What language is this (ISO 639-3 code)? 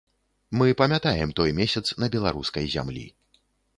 bel